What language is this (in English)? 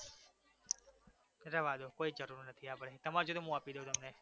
Gujarati